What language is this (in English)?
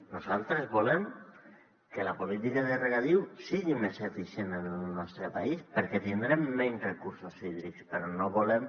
Catalan